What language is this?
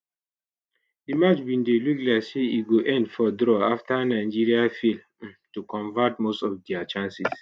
Nigerian Pidgin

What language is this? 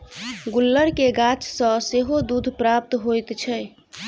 Maithili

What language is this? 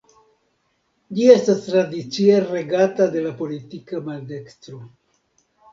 Esperanto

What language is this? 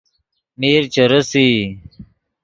Yidgha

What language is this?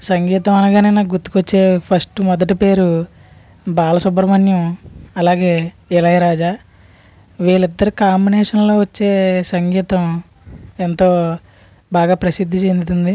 Telugu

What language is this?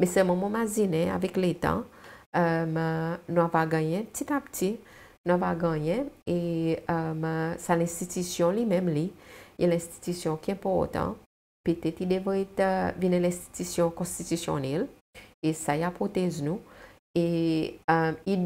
French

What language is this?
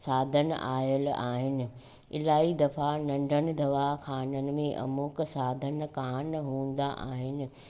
Sindhi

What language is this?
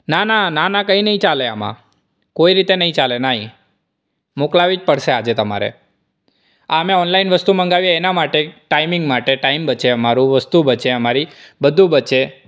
Gujarati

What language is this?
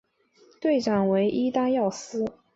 Chinese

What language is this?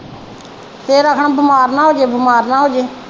Punjabi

